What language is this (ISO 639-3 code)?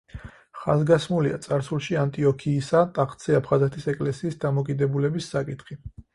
kat